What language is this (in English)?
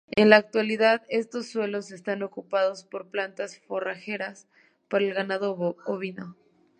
Spanish